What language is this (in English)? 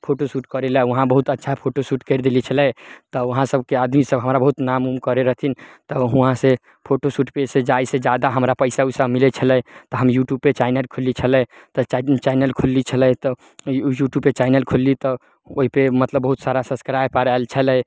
Maithili